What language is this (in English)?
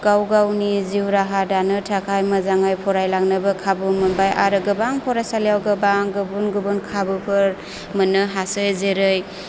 Bodo